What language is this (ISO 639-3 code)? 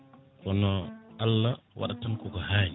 ful